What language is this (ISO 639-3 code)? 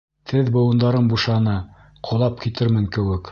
bak